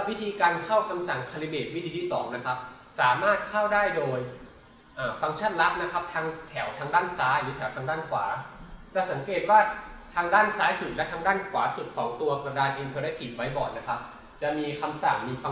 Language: Thai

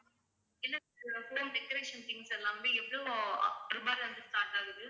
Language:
Tamil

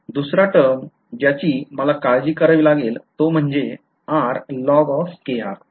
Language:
Marathi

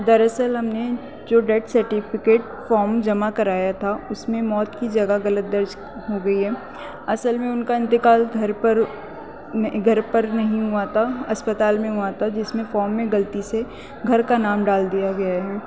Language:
Urdu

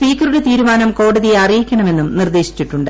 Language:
Malayalam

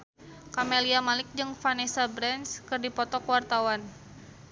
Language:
Sundanese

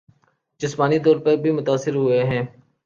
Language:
Urdu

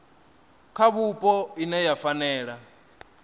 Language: Venda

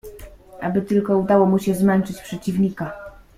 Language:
Polish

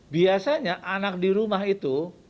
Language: Indonesian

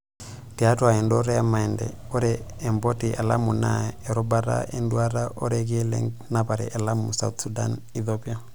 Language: Masai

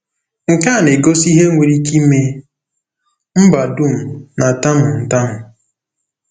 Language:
Igbo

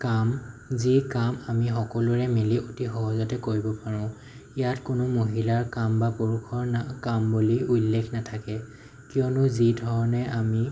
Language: Assamese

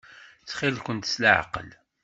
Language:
Kabyle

